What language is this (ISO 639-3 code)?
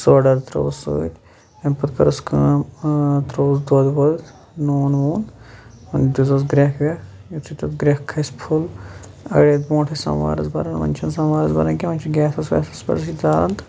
kas